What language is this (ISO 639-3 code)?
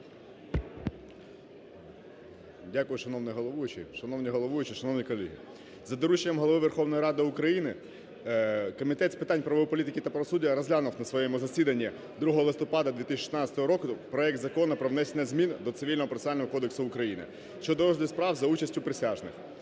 ukr